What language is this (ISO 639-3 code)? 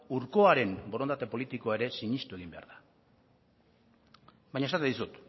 eus